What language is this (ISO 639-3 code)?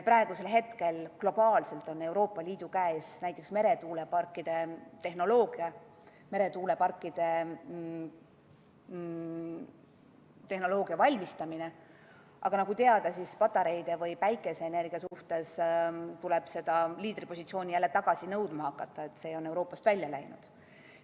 est